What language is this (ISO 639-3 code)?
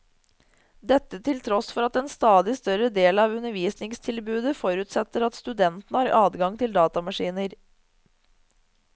nor